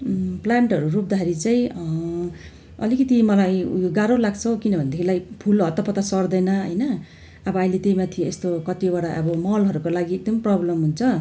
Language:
Nepali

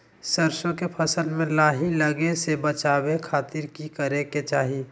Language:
Magahi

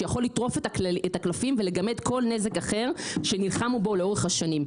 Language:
Hebrew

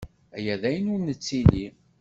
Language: Kabyle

